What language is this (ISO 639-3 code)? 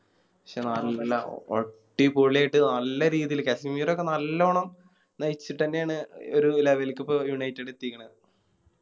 mal